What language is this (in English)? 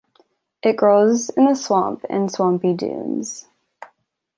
English